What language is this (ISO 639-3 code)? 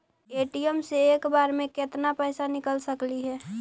mag